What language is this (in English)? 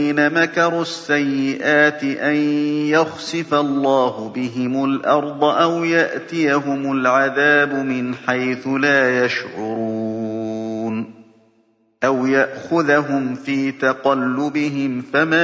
Arabic